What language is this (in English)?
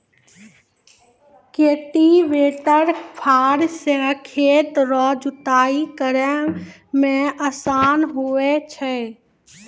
Maithili